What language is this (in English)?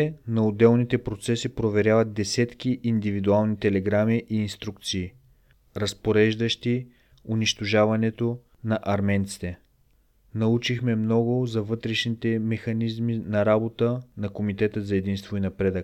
Bulgarian